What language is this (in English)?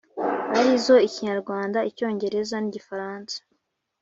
Kinyarwanda